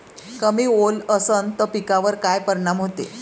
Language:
Marathi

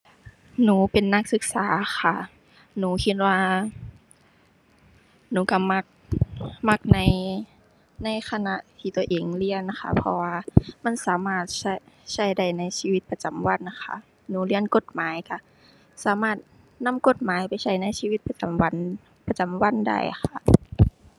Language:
Thai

